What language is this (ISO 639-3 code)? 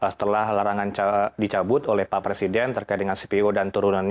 ind